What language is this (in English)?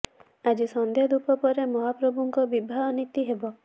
Odia